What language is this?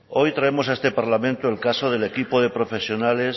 Spanish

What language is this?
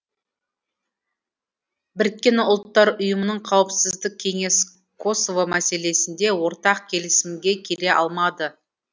Kazakh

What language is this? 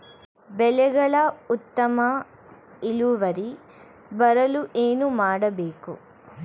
Kannada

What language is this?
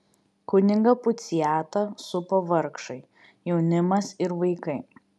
Lithuanian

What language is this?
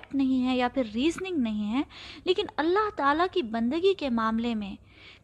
Urdu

